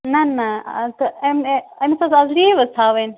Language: Kashmiri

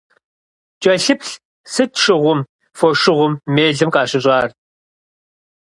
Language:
Kabardian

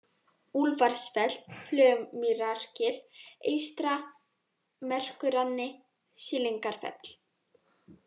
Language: Icelandic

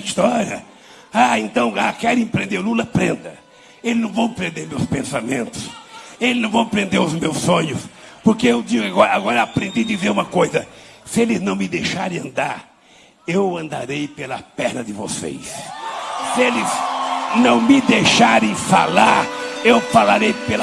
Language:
Portuguese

